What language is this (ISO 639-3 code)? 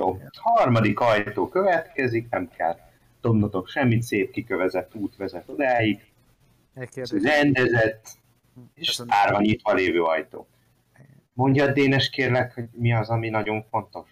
hun